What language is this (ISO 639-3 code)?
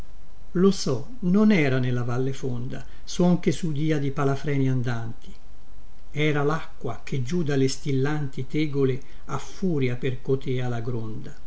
ita